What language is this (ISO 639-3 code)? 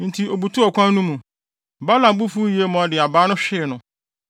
aka